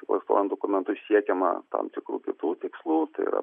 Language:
Lithuanian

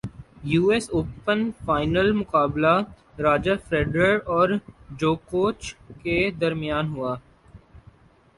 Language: Urdu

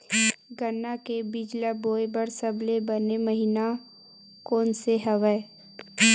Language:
Chhattisgarhi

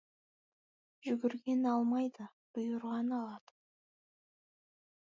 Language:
Kazakh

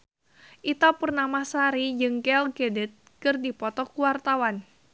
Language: Sundanese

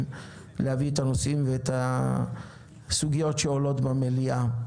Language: Hebrew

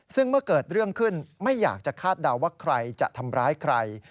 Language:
Thai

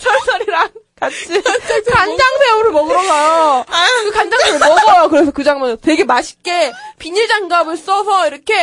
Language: Korean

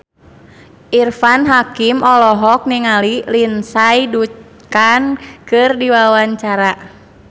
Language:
Sundanese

